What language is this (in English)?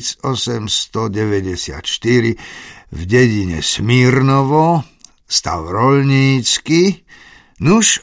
Slovak